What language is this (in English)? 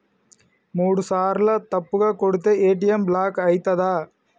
Telugu